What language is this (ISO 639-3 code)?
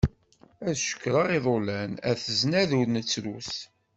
kab